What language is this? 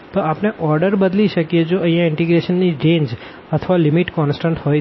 Gujarati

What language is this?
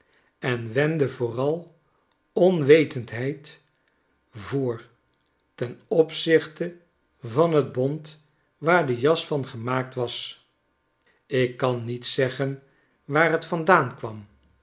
Dutch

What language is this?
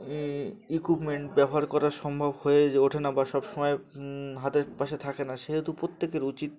Bangla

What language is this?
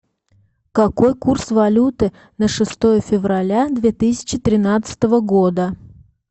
Russian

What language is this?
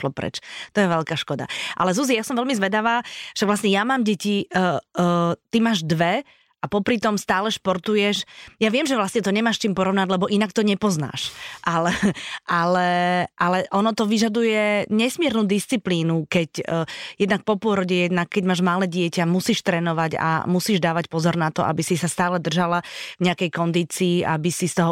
Slovak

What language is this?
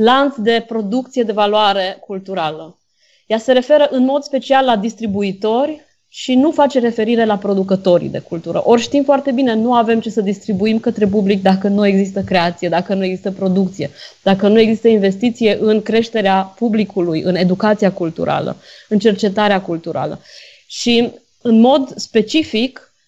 Romanian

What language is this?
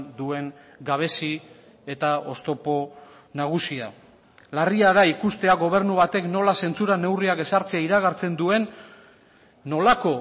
Basque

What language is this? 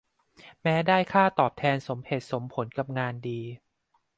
Thai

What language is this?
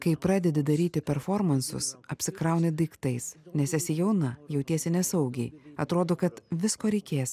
Lithuanian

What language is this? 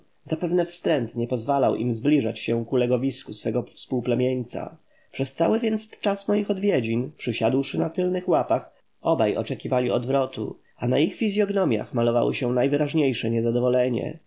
Polish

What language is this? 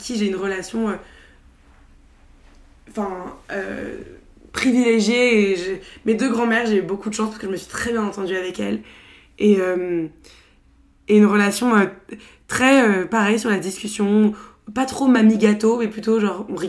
French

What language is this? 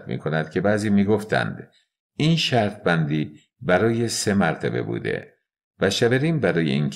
Persian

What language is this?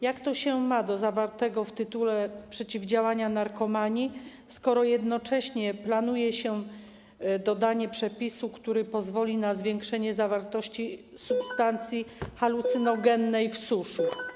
Polish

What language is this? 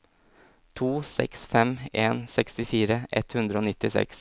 Norwegian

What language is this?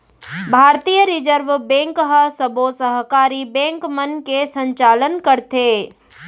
Chhattisgarhi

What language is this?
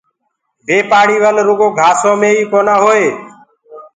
Gurgula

